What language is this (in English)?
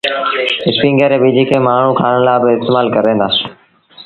Sindhi Bhil